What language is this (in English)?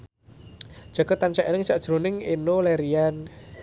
Javanese